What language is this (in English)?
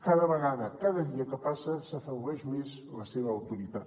Catalan